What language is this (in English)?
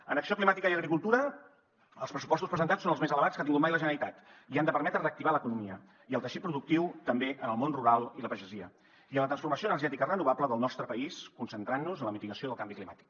Catalan